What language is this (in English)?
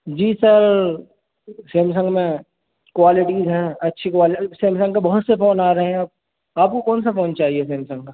Urdu